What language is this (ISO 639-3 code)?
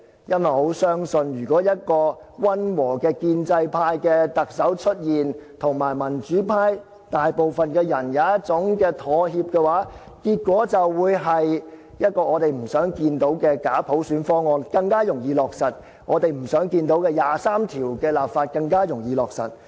yue